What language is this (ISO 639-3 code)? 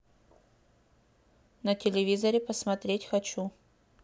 rus